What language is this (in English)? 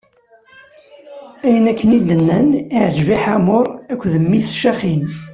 Kabyle